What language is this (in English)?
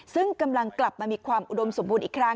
Thai